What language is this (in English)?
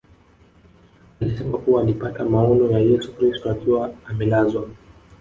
Swahili